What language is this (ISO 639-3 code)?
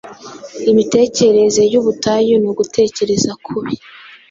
kin